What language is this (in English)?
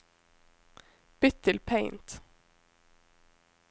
Norwegian